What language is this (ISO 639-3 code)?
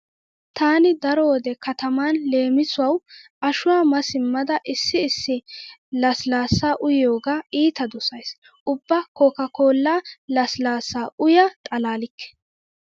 wal